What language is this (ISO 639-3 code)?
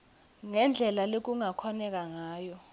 ssw